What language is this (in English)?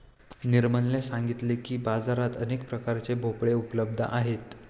Marathi